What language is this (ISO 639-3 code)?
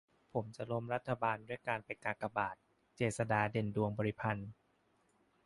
tha